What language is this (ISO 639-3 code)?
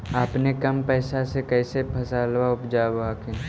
mag